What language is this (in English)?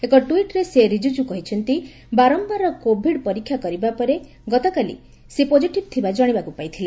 Odia